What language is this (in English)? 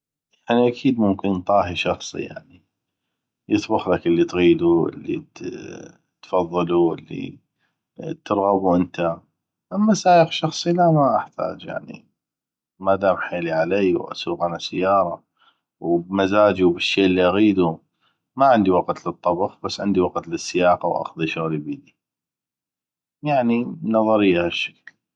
North Mesopotamian Arabic